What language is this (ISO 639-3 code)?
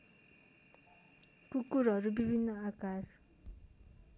nep